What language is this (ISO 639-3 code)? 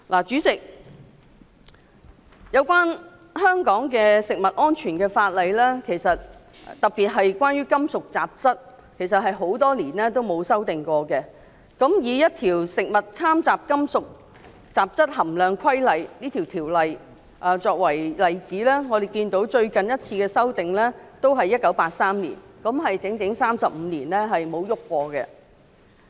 yue